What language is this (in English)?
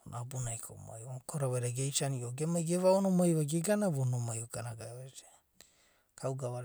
Abadi